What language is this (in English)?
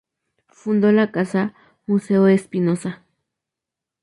Spanish